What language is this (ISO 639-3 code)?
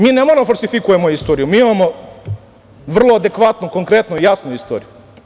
srp